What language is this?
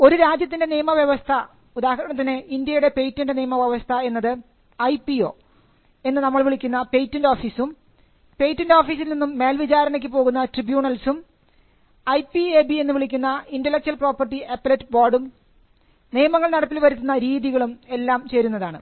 Malayalam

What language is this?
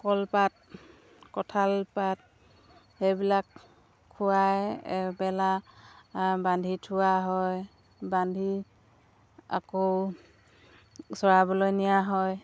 Assamese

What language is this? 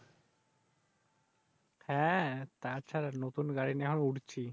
Bangla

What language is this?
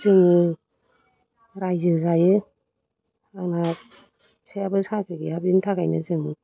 Bodo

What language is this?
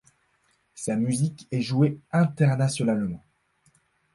French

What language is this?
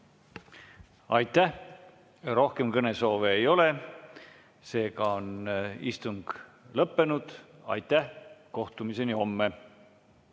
Estonian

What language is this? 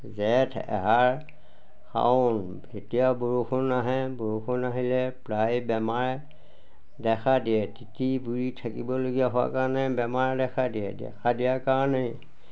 Assamese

